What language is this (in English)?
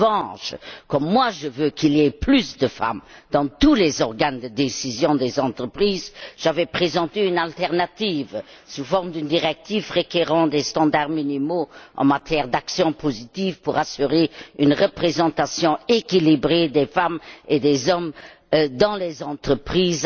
French